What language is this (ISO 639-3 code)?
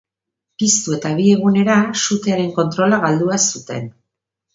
eus